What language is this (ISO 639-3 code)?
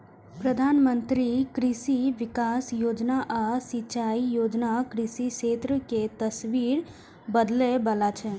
mai